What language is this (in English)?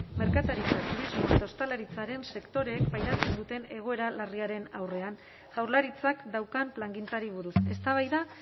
Basque